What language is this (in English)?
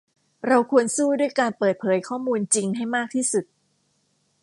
Thai